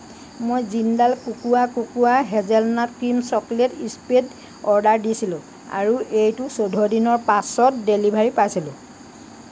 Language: Assamese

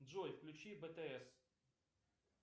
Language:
Russian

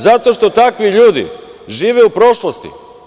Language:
Serbian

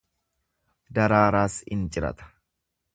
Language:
Oromo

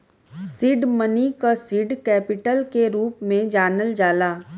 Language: Bhojpuri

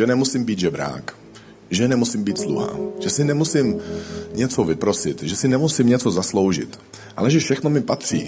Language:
Czech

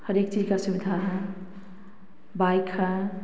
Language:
Hindi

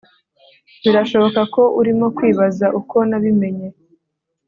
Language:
Kinyarwanda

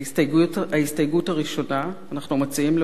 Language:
Hebrew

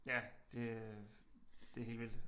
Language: Danish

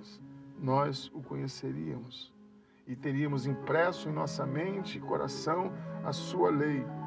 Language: Portuguese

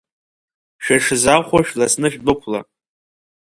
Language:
Abkhazian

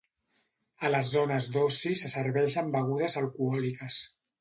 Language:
Catalan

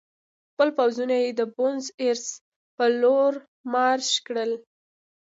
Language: Pashto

